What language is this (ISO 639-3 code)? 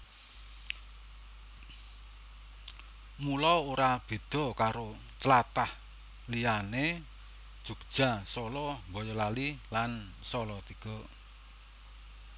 jav